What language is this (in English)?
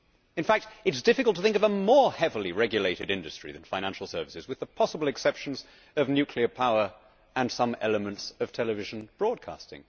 English